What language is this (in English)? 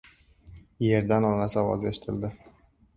Uzbek